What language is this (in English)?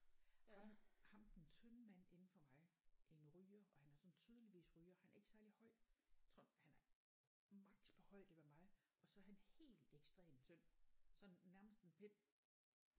Danish